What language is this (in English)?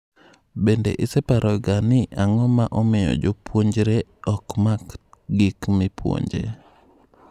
Luo (Kenya and Tanzania)